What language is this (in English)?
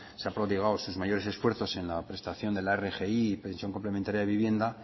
Spanish